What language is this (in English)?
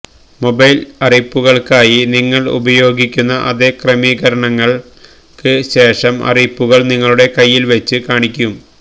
Malayalam